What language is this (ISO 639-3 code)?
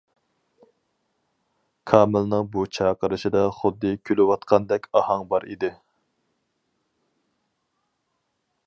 uig